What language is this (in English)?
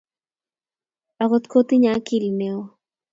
Kalenjin